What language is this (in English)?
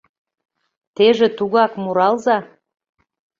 Mari